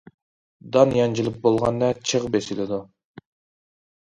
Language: Uyghur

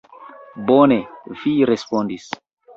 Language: Esperanto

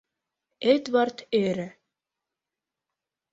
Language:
Mari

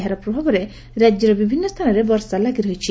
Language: Odia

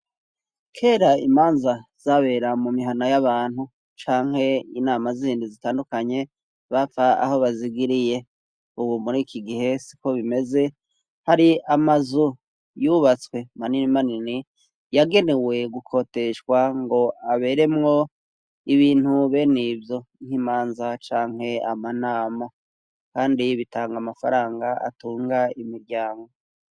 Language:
Rundi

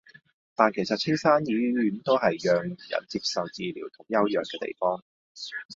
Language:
Cantonese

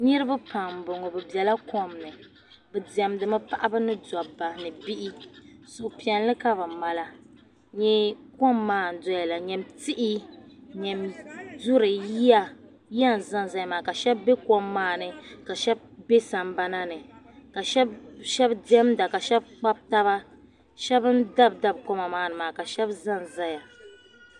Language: Dagbani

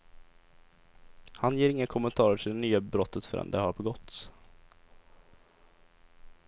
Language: Swedish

